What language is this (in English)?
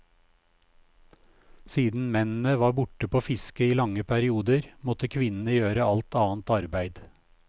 Norwegian